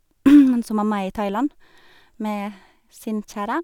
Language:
Norwegian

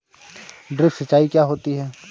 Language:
Hindi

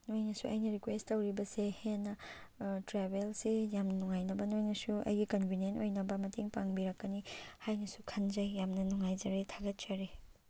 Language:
Manipuri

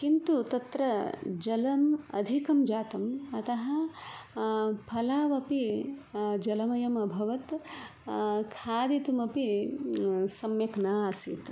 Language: Sanskrit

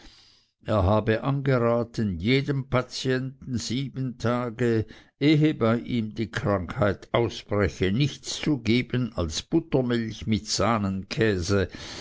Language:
German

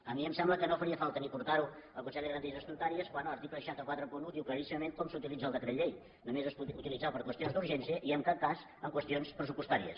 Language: Catalan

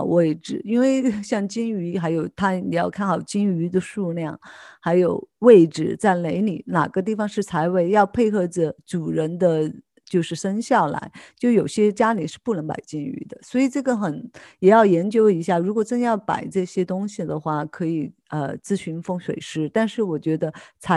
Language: Chinese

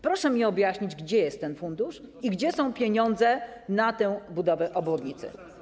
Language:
Polish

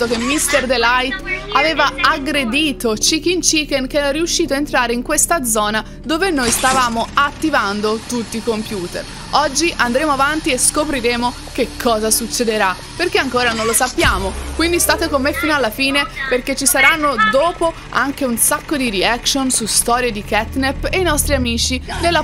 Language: Italian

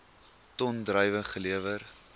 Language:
Afrikaans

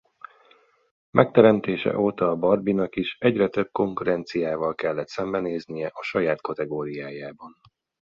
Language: Hungarian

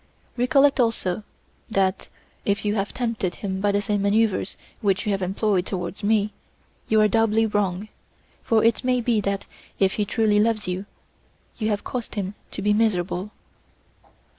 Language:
English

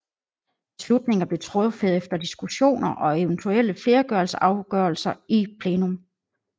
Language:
Danish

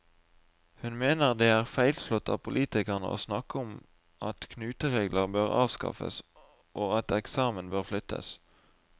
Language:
Norwegian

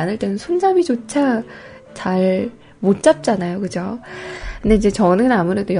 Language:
Korean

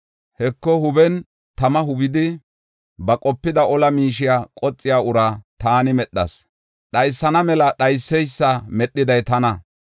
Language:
Gofa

